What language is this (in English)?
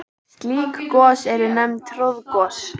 Icelandic